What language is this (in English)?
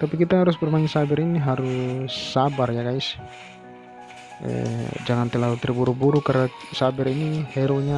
Indonesian